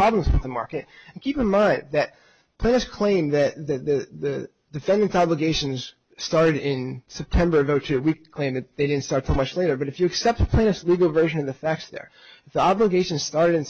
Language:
English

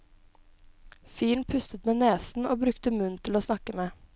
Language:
Norwegian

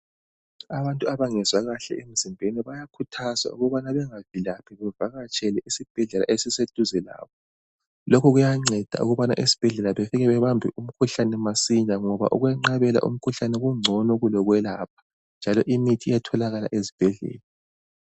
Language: North Ndebele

